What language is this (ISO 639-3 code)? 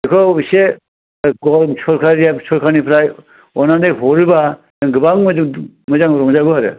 brx